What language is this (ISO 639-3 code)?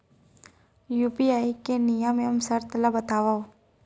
hne